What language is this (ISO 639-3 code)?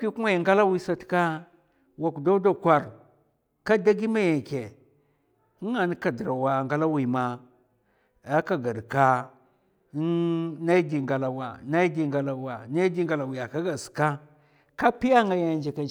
maf